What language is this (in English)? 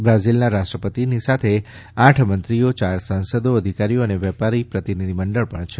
Gujarati